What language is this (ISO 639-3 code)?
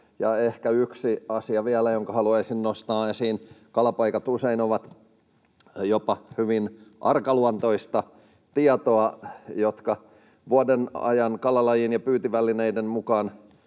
fin